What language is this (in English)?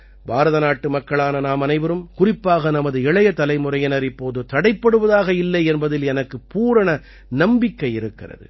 Tamil